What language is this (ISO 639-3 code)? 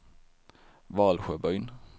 swe